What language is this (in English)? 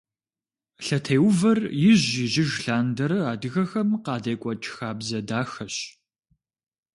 Kabardian